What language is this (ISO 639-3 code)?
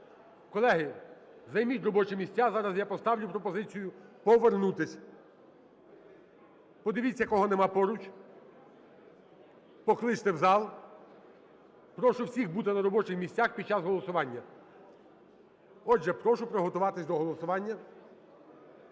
ukr